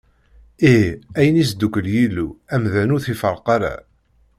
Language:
Kabyle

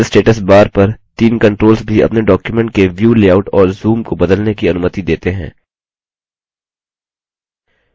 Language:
Hindi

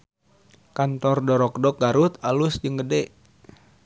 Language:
Sundanese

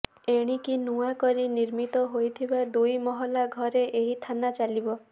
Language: Odia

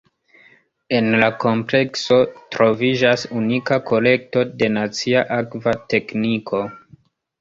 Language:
Esperanto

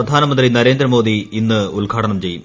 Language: Malayalam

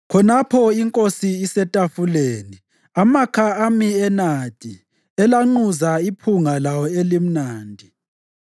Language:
North Ndebele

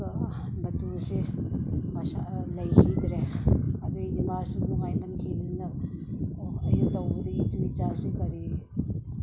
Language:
Manipuri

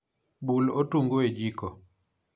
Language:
Luo (Kenya and Tanzania)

